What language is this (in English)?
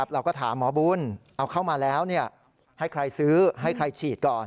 Thai